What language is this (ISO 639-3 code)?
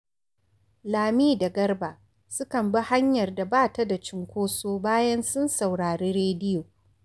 hau